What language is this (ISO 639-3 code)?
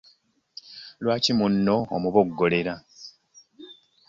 lug